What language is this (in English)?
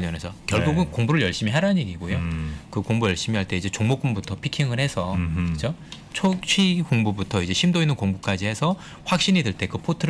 Korean